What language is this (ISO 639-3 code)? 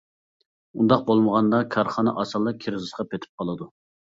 uig